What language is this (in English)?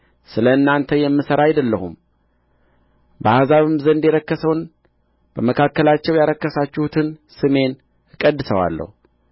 Amharic